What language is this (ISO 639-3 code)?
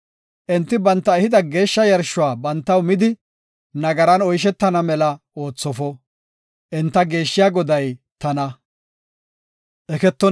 gof